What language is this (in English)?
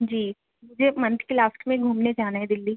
Urdu